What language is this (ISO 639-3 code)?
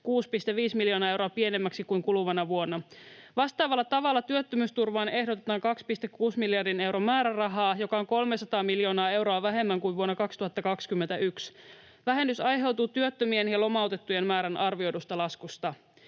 fin